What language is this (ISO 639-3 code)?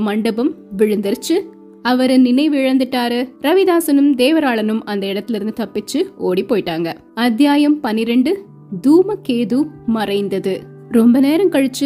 tam